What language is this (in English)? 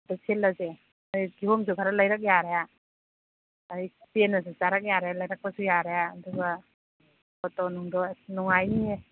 Manipuri